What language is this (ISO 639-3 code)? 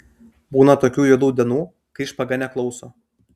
lit